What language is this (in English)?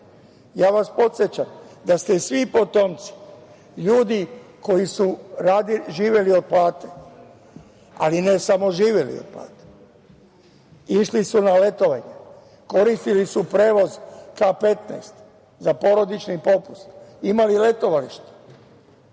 Serbian